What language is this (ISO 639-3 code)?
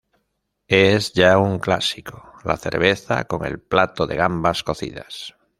spa